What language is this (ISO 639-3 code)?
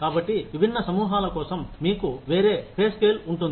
tel